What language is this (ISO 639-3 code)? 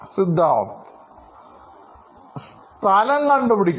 mal